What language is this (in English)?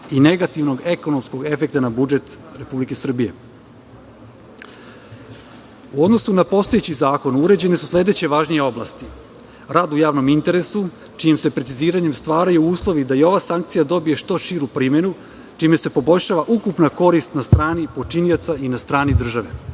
Serbian